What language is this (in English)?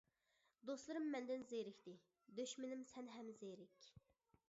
Uyghur